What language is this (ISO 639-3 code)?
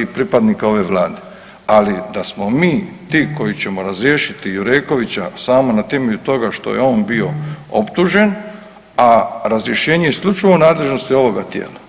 hrv